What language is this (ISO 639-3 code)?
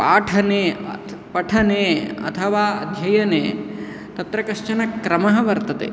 san